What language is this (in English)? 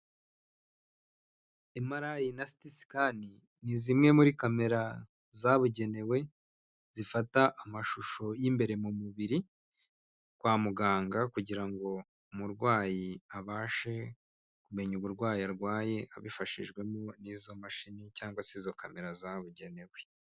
Kinyarwanda